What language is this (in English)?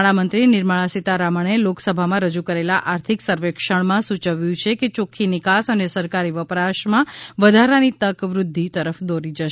Gujarati